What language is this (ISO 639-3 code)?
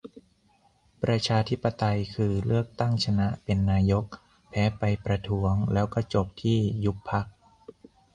tha